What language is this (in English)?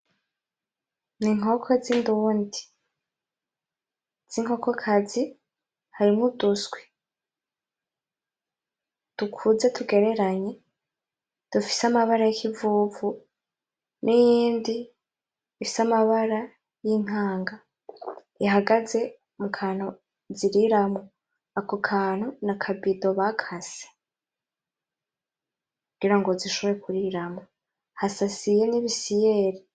Rundi